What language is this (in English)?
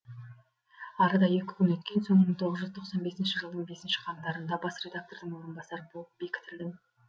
Kazakh